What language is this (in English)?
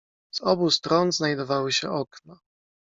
Polish